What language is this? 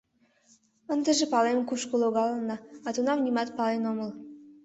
Mari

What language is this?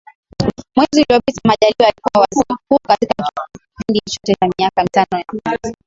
Swahili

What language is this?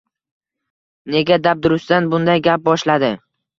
Uzbek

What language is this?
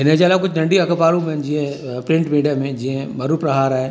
Sindhi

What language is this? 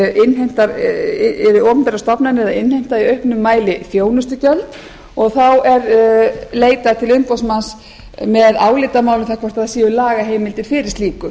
Icelandic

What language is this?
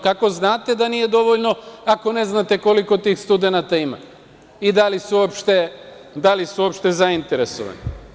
Serbian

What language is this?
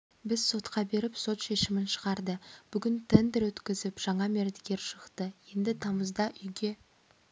Kazakh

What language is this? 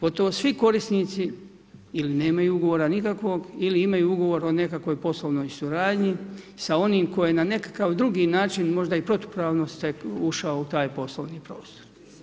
Croatian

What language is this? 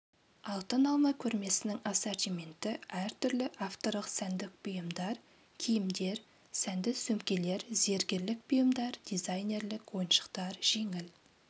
Kazakh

